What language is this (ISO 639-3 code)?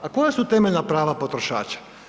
hrv